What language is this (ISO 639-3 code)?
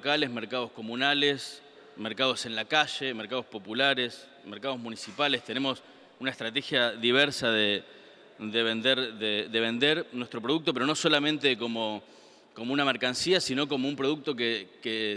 spa